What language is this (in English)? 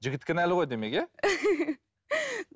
Kazakh